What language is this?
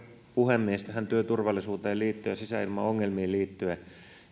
Finnish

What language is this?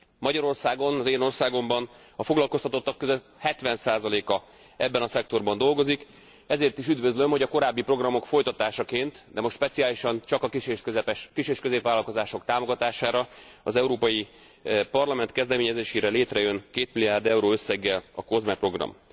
Hungarian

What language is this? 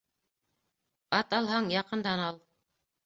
Bashkir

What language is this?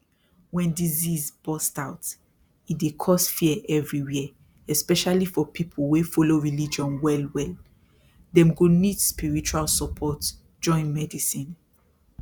Nigerian Pidgin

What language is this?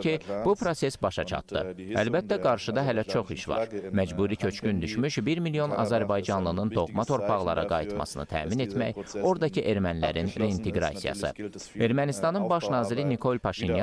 Turkish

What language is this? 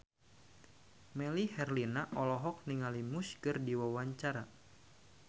Sundanese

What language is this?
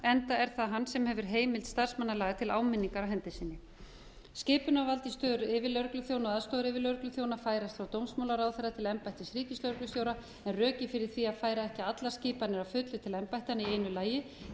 Icelandic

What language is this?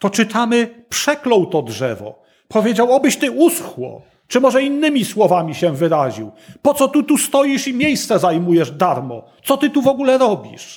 Polish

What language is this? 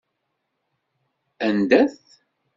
Kabyle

